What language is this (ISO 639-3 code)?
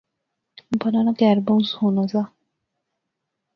phr